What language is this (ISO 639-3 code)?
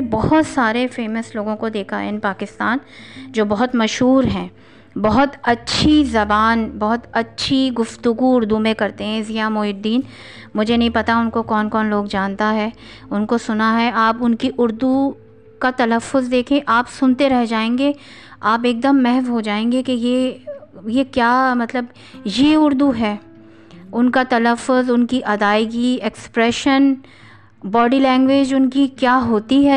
urd